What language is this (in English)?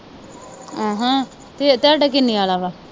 Punjabi